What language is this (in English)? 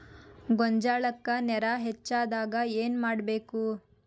Kannada